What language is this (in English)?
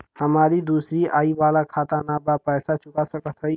Bhojpuri